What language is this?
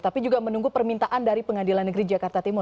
Indonesian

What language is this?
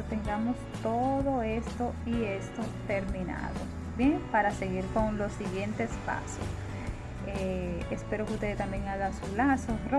Spanish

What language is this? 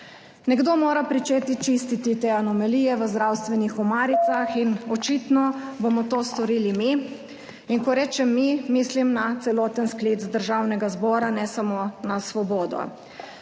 Slovenian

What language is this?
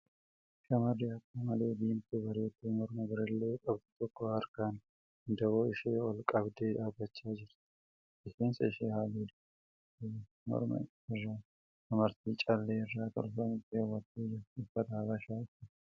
Oromo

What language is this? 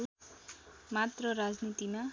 Nepali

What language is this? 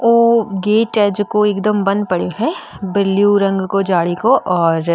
Marwari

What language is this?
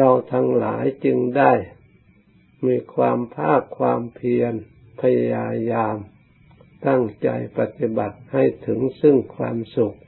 Thai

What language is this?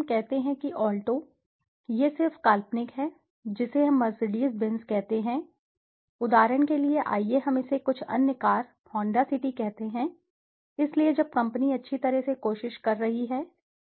Hindi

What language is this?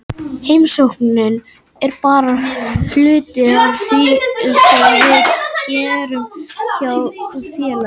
Icelandic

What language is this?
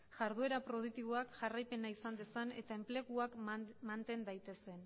Basque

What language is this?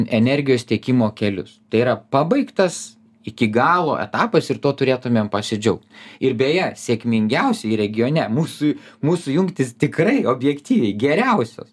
Lithuanian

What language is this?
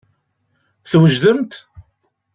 Kabyle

